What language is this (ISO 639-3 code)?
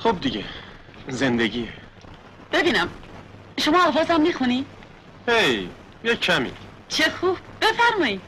fas